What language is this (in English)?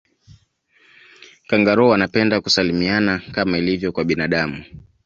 Swahili